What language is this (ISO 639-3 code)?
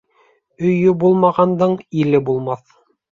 bak